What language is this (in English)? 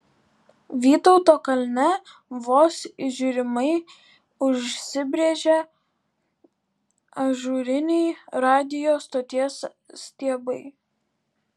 Lithuanian